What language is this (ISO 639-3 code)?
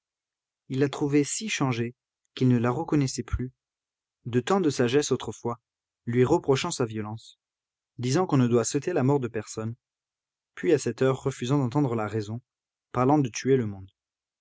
fra